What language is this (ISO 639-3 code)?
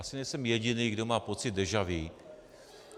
ces